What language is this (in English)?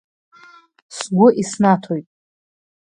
Abkhazian